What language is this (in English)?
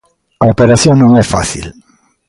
Galician